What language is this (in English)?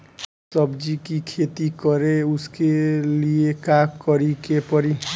Bhojpuri